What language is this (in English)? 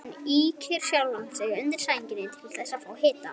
Icelandic